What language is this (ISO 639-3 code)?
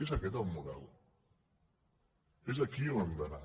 cat